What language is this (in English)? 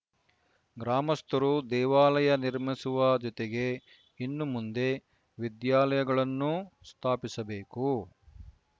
Kannada